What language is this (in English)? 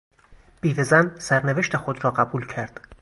Persian